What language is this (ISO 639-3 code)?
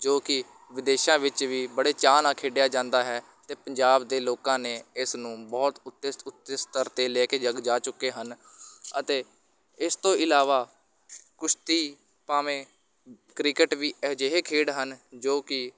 pan